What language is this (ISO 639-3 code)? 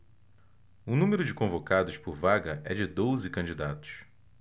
por